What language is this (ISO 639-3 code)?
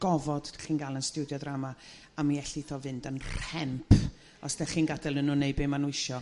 cym